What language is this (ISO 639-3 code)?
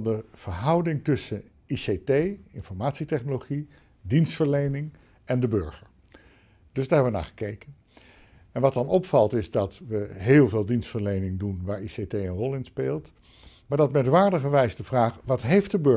nld